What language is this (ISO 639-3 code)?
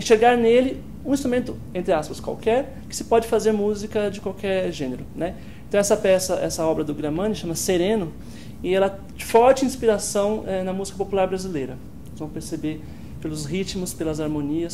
por